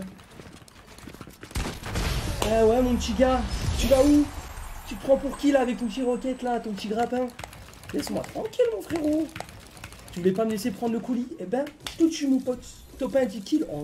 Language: French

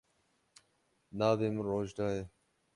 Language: Kurdish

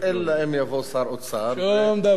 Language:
Hebrew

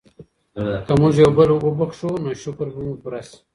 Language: Pashto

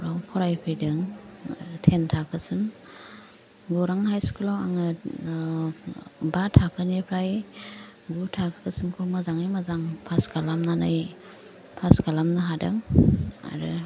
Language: Bodo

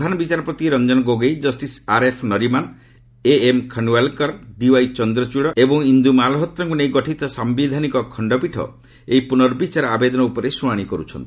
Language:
Odia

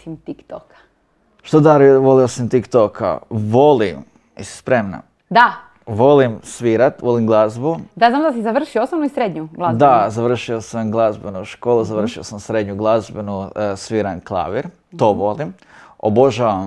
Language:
Croatian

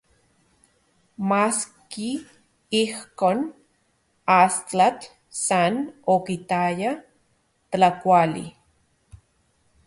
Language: Central Puebla Nahuatl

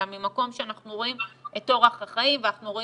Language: Hebrew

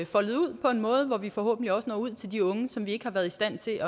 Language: Danish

